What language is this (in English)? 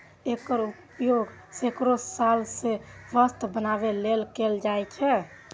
Maithili